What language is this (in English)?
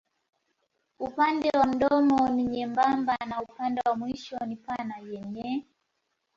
Swahili